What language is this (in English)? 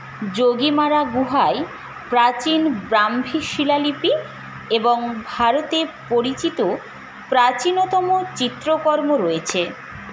Bangla